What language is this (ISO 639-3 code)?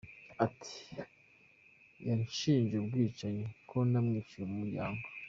kin